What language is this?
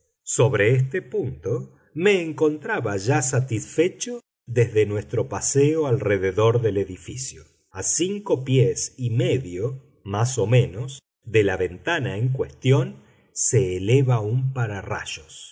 Spanish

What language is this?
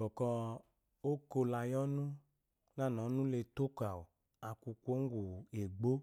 Eloyi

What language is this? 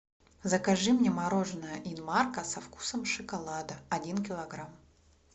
Russian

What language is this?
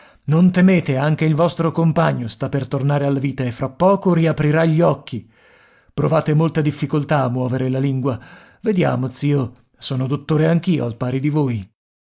Italian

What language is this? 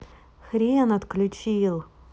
Russian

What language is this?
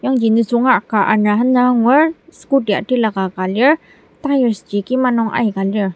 Ao Naga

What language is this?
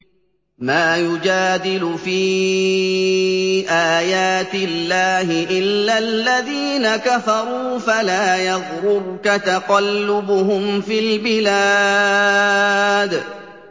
Arabic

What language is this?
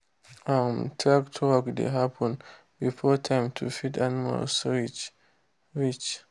Nigerian Pidgin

